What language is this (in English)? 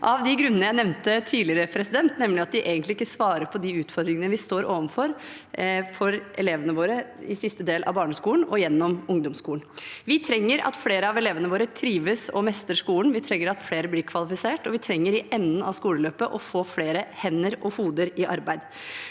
Norwegian